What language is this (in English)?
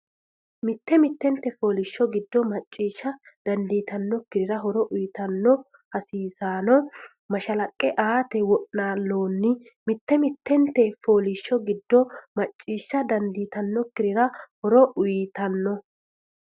Sidamo